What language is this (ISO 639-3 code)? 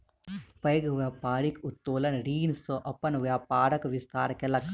mai